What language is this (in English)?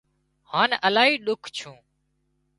Wadiyara Koli